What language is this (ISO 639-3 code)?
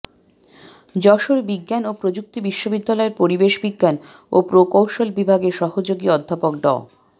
ben